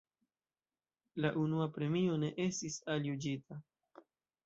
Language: Esperanto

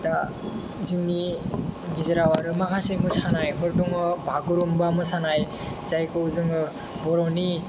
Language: Bodo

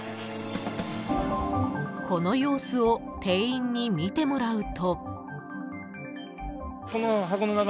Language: Japanese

